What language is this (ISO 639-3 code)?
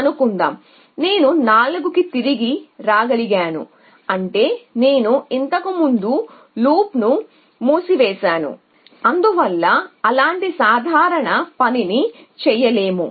tel